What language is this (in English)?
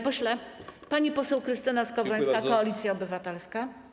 Polish